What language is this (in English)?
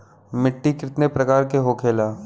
Bhojpuri